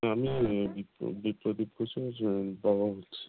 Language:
Bangla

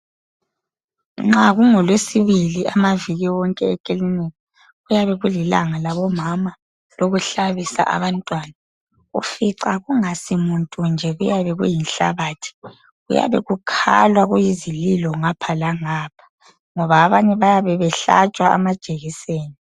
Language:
North Ndebele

